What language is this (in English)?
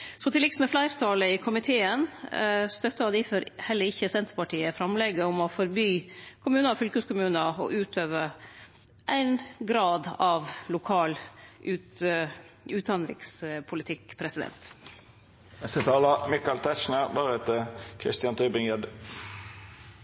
Norwegian Nynorsk